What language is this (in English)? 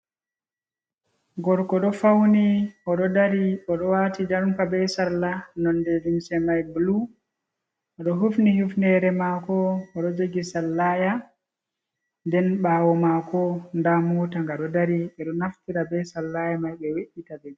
Fula